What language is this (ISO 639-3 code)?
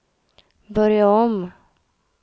swe